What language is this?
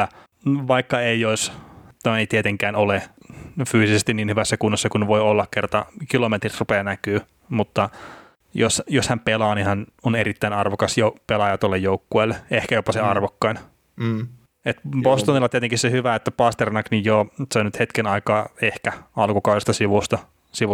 Finnish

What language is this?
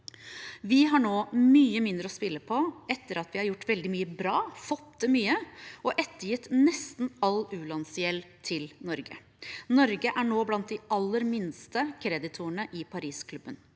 Norwegian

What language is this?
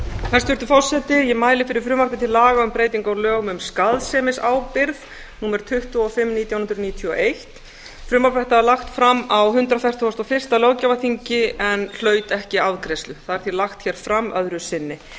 Icelandic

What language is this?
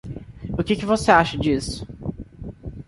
Portuguese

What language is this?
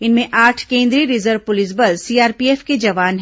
Hindi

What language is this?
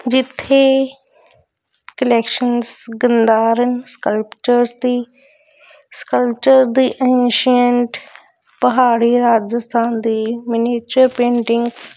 Punjabi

